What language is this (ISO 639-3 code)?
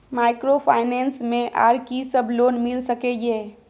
mai